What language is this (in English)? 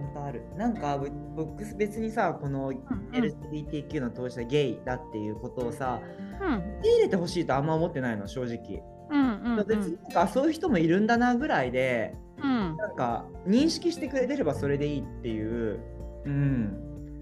Japanese